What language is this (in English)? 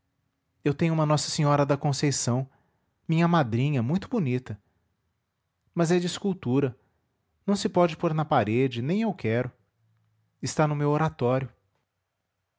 Portuguese